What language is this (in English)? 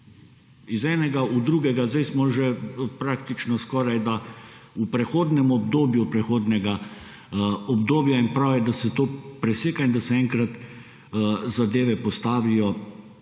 Slovenian